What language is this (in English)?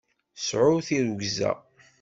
Kabyle